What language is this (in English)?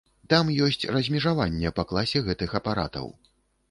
Belarusian